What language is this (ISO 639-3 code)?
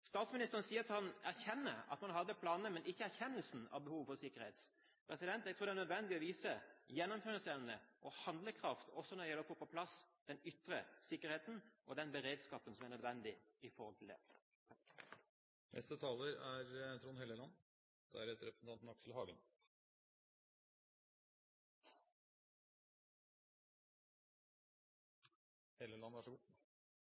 nob